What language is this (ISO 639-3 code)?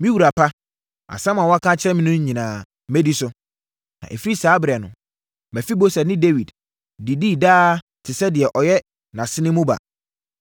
aka